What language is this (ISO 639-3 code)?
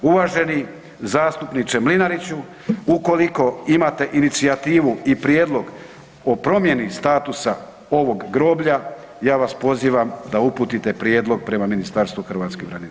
hrv